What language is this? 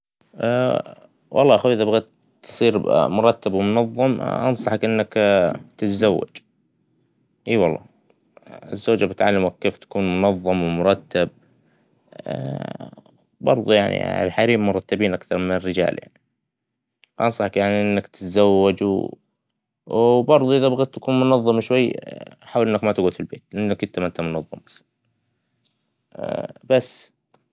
Hijazi Arabic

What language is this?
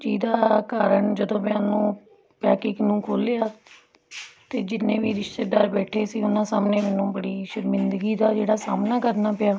Punjabi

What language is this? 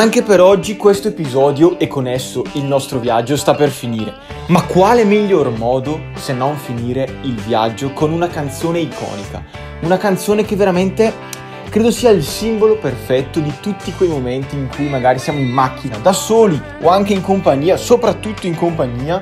Italian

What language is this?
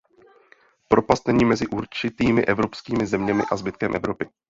Czech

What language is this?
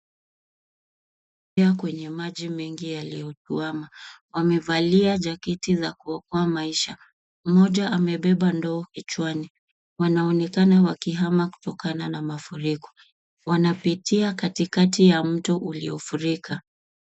Swahili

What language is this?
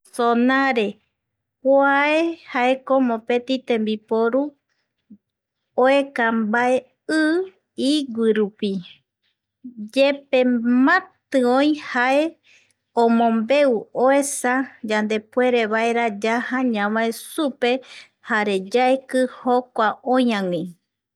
Eastern Bolivian Guaraní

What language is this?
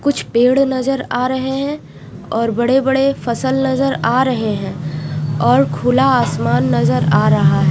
Hindi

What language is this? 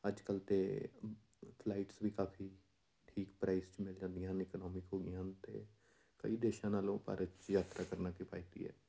Punjabi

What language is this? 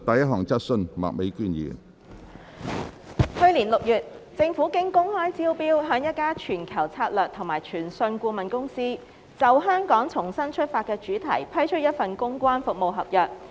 Cantonese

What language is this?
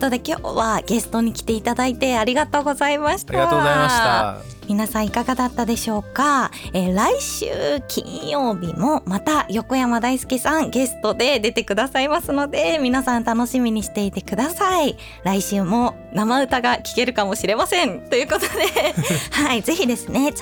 Japanese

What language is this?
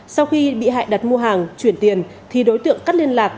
Vietnamese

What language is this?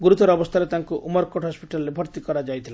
Odia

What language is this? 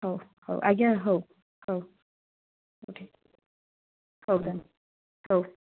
Odia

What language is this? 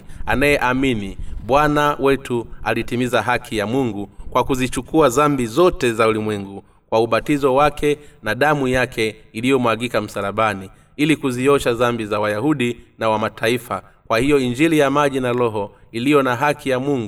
Swahili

